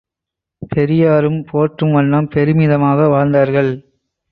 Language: Tamil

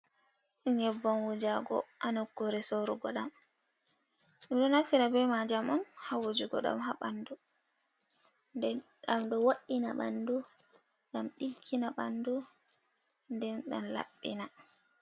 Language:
Fula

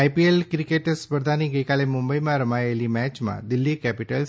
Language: Gujarati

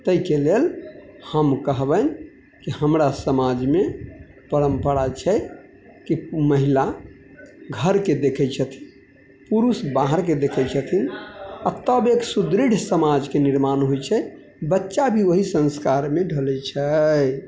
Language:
Maithili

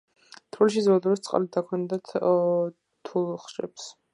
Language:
Georgian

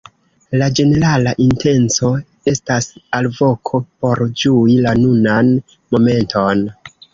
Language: Esperanto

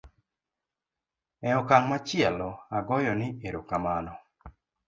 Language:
Luo (Kenya and Tanzania)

